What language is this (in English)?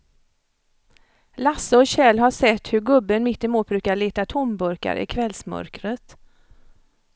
Swedish